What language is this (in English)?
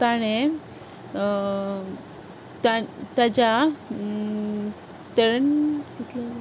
Konkani